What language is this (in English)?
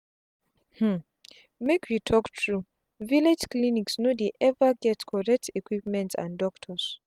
Nigerian Pidgin